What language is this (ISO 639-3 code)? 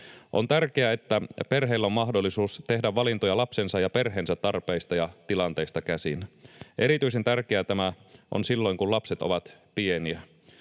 fin